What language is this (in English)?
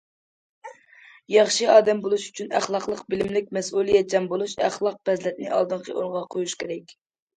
Uyghur